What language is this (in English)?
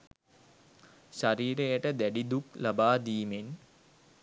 Sinhala